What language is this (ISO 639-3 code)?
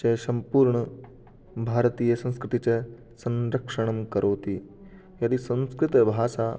san